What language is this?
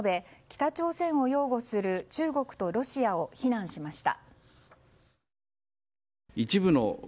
Japanese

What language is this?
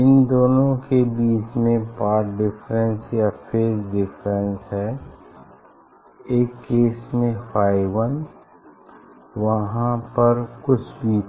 Hindi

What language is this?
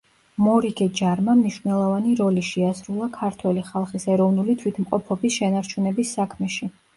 Georgian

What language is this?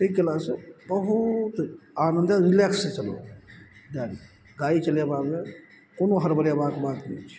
Maithili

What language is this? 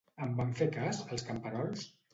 Catalan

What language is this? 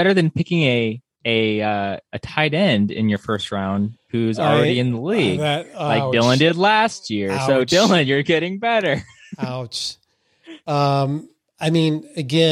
English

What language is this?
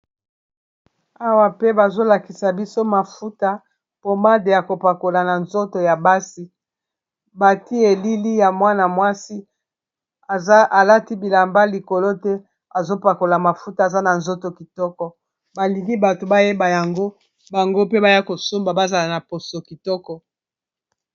Lingala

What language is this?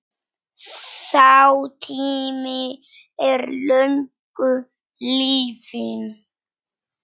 Icelandic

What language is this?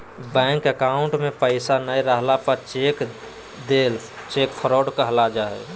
Magahi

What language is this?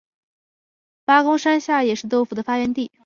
Chinese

